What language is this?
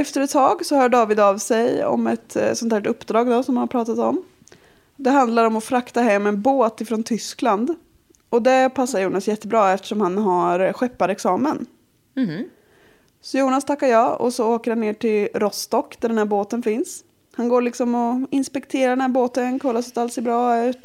Swedish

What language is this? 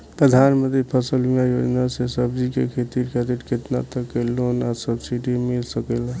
Bhojpuri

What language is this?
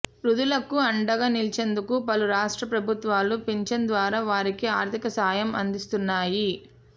Telugu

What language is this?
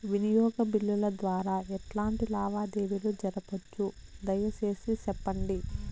Telugu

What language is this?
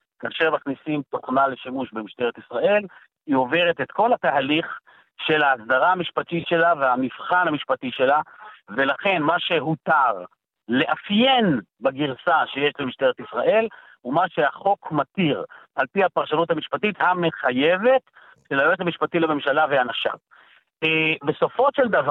Hebrew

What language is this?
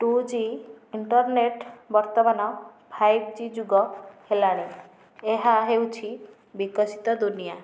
Odia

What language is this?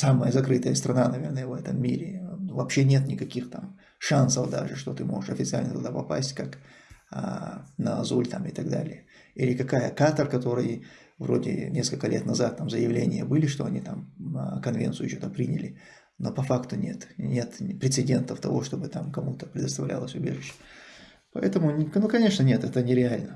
Russian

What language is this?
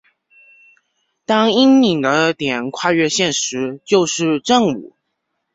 Chinese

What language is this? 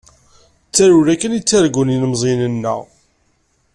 Kabyle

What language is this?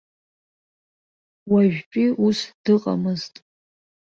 Abkhazian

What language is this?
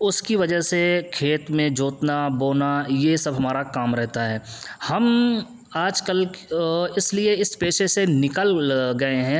Urdu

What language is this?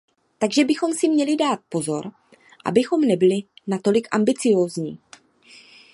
Czech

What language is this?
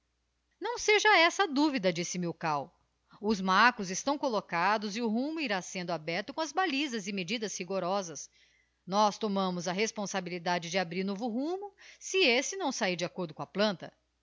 Portuguese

